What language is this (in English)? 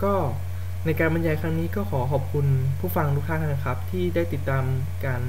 Thai